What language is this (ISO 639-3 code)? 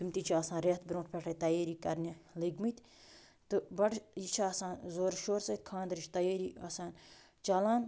kas